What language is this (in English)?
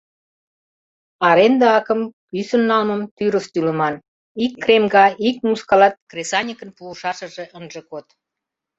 Mari